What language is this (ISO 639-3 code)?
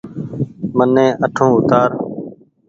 gig